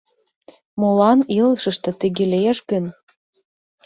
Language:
Mari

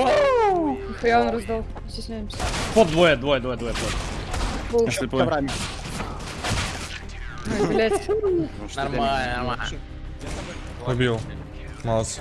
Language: Russian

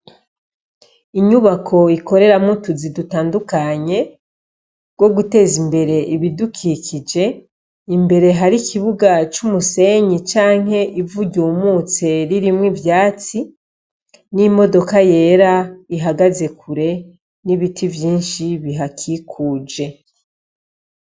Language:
Rundi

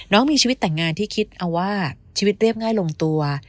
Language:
Thai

